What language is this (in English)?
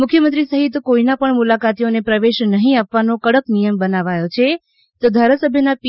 Gujarati